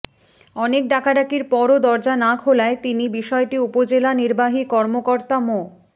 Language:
Bangla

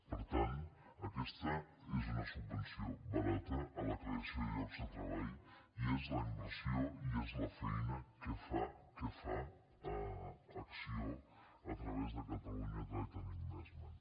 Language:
Catalan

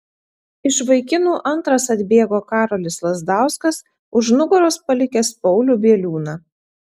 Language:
Lithuanian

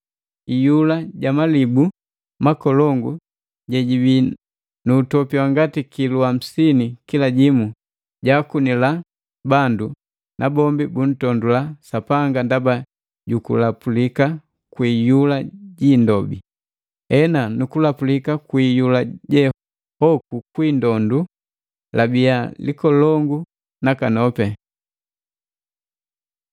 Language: Matengo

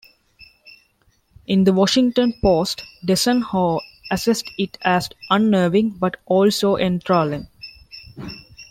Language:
English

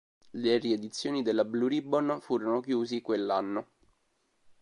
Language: Italian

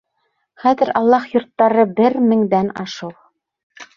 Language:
Bashkir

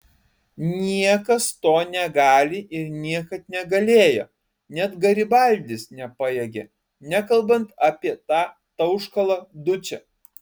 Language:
Lithuanian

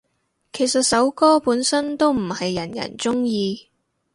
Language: Cantonese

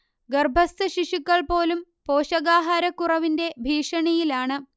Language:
Malayalam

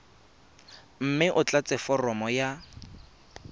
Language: Tswana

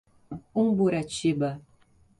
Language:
Portuguese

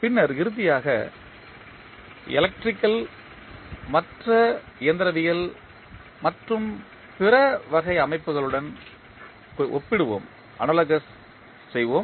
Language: Tamil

